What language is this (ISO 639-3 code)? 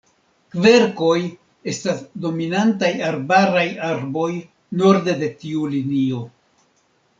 epo